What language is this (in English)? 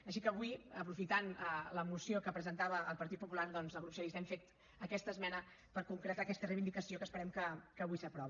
Catalan